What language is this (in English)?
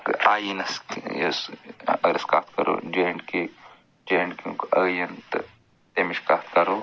Kashmiri